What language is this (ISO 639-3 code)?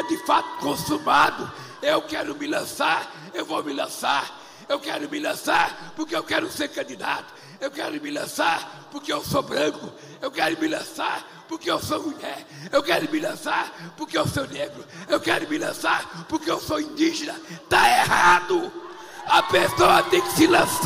por